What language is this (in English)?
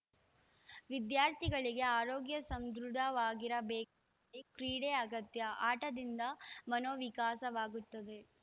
Kannada